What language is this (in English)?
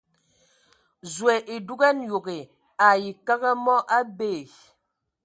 Ewondo